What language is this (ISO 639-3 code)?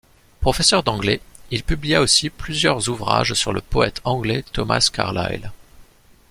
fra